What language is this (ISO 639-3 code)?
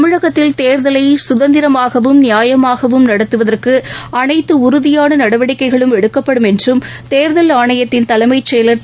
tam